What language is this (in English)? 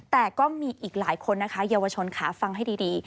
Thai